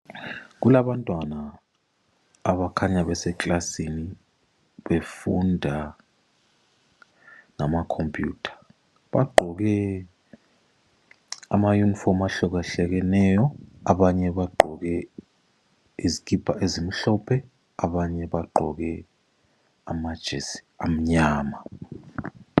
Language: North Ndebele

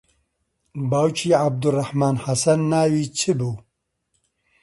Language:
Central Kurdish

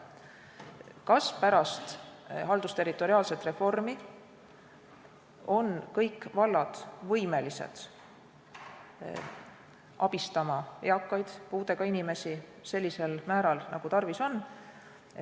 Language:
Estonian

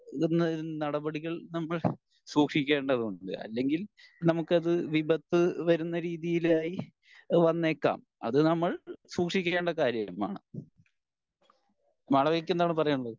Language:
Malayalam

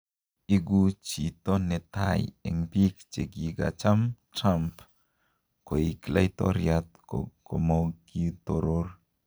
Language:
Kalenjin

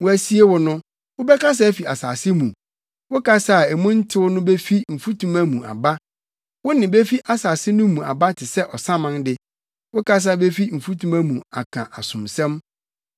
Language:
Akan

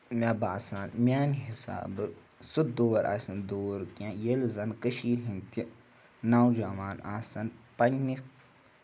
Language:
Kashmiri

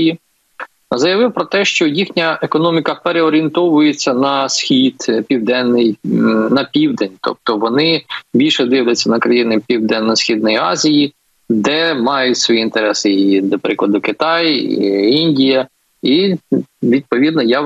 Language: Ukrainian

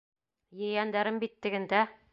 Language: Bashkir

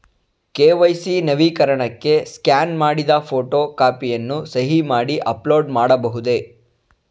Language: Kannada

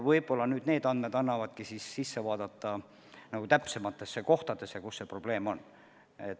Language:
Estonian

